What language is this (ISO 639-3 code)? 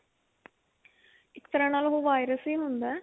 pan